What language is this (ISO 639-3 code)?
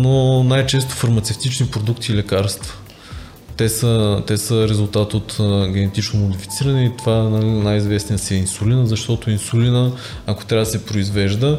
bul